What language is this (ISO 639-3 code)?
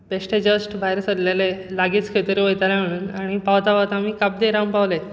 kok